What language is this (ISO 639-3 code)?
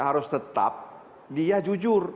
ind